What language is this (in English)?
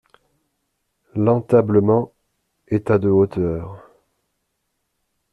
French